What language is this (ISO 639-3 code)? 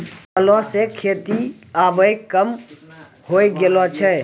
mai